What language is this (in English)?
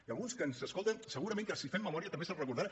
Catalan